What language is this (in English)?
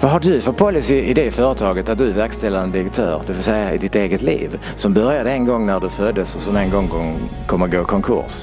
Swedish